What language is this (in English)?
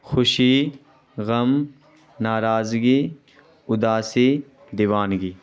Urdu